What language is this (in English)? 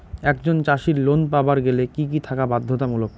Bangla